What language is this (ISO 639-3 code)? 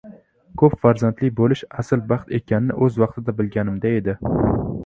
uzb